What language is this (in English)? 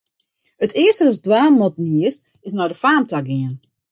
Western Frisian